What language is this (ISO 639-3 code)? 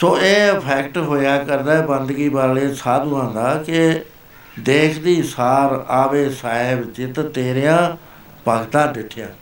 pan